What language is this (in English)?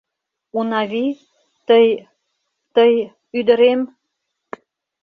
Mari